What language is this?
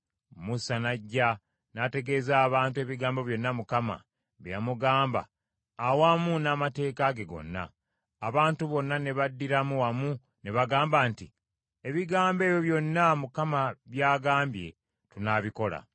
Ganda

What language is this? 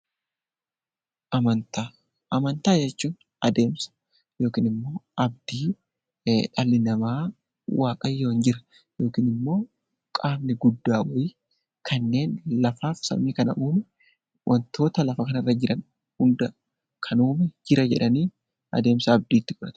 Oromo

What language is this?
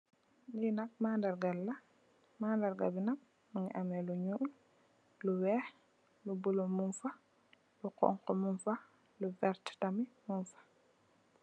Wolof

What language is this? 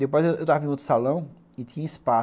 Portuguese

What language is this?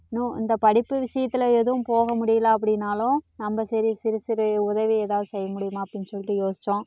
Tamil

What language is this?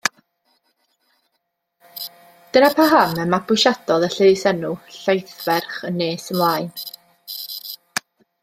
Welsh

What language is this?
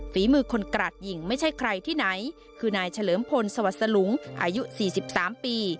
Thai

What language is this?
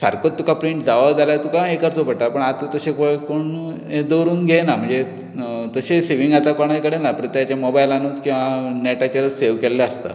Konkani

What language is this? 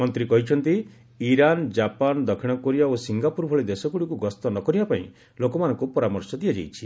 Odia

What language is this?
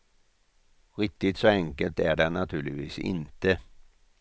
Swedish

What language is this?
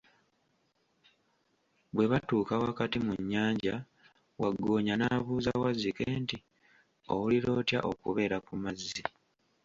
Ganda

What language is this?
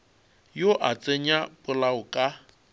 Northern Sotho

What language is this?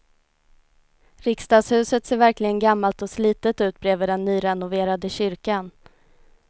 Swedish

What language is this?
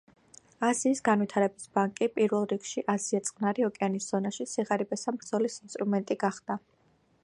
Georgian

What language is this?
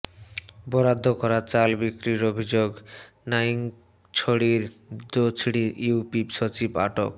Bangla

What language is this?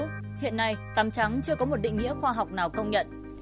Vietnamese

